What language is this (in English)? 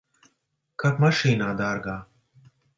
Latvian